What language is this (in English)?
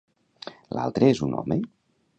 Catalan